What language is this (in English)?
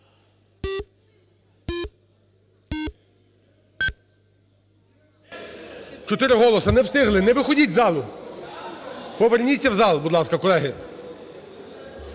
Ukrainian